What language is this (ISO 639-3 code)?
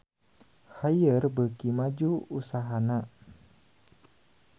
sun